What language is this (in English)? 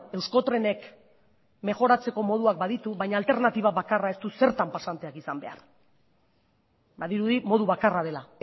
Basque